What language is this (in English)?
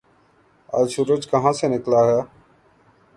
Urdu